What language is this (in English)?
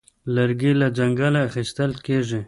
Pashto